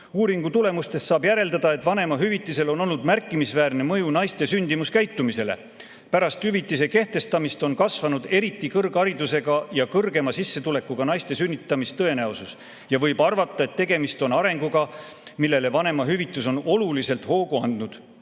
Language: Estonian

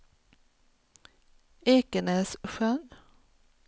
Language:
Swedish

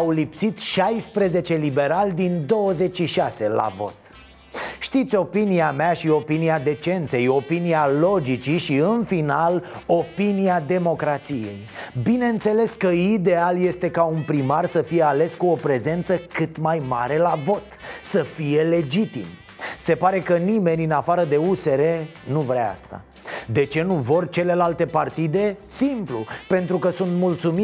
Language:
Romanian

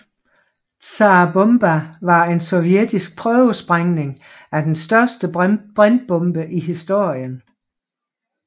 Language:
Danish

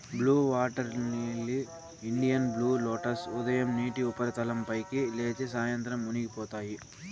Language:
Telugu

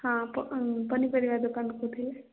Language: Odia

